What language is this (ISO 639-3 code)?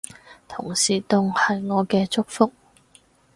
yue